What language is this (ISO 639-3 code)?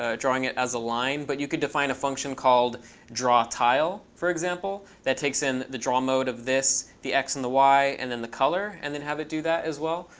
eng